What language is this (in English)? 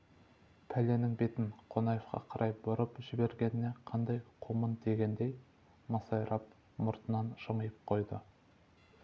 Kazakh